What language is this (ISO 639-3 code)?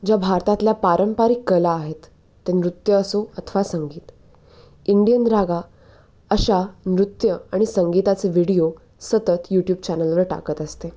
mar